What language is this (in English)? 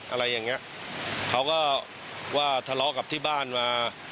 Thai